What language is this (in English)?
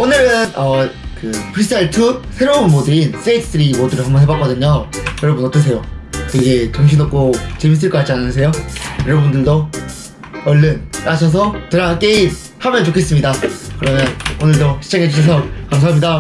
Korean